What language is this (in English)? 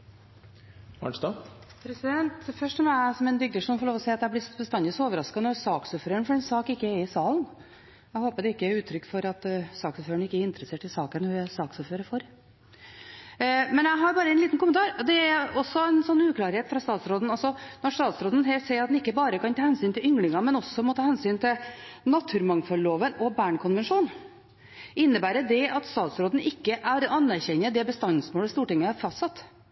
Norwegian Bokmål